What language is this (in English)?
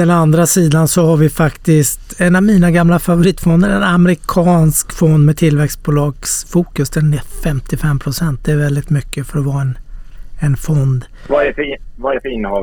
Swedish